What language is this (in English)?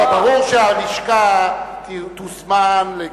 Hebrew